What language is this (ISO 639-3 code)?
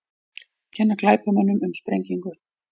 isl